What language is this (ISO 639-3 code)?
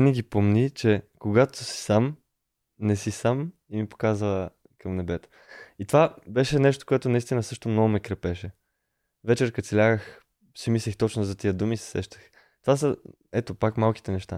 bul